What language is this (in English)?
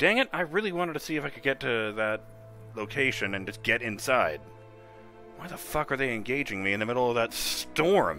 English